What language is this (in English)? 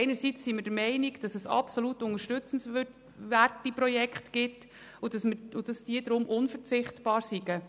Swiss German